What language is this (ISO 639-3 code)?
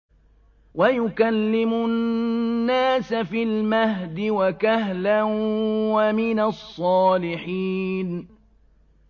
ara